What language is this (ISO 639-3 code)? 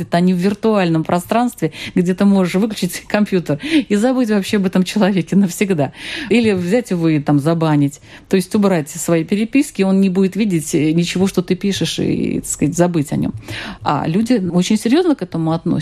rus